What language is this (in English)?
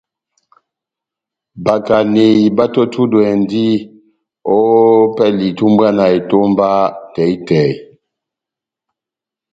Batanga